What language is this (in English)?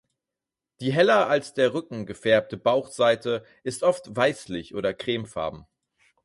German